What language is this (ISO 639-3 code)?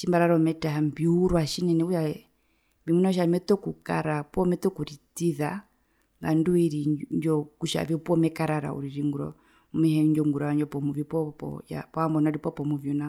her